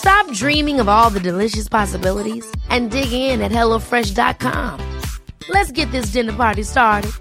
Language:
Swedish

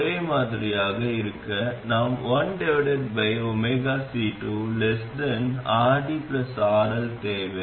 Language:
Tamil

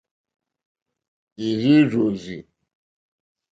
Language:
Mokpwe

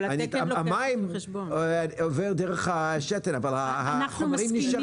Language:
Hebrew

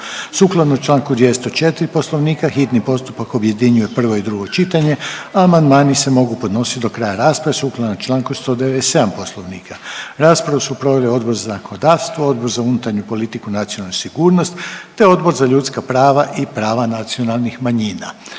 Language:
Croatian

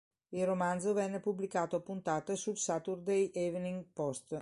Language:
Italian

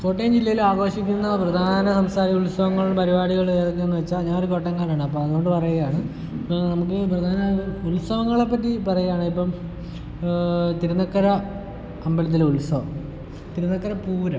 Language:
Malayalam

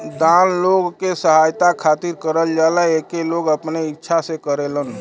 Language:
Bhojpuri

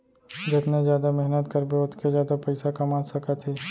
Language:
Chhattisgarhi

